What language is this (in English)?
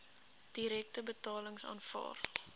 Afrikaans